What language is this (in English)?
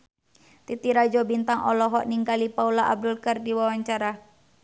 Sundanese